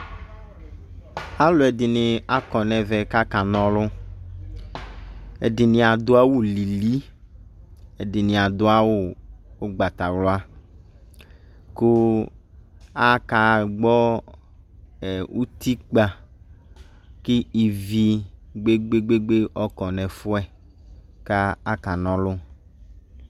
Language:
Ikposo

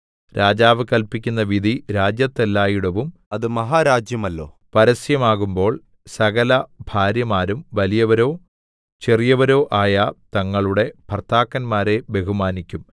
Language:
Malayalam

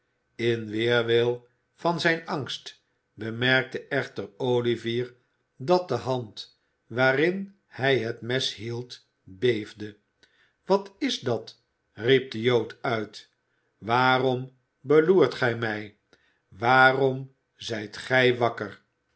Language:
Dutch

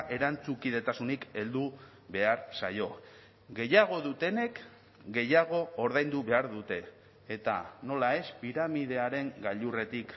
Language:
Basque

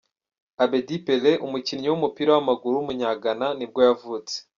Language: Kinyarwanda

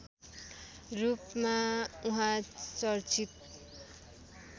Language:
Nepali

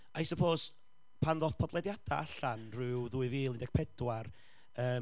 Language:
Welsh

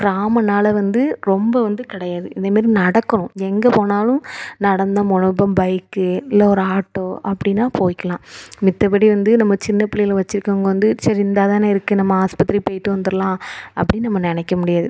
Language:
Tamil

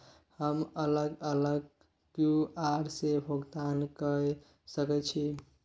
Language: Maithili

